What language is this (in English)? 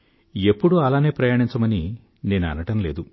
Telugu